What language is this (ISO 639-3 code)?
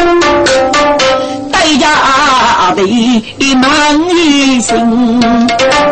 zho